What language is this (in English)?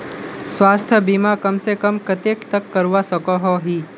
Magahi